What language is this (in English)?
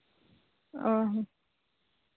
Santali